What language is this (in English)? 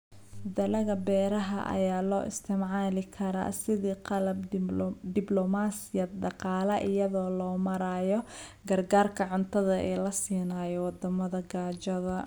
Somali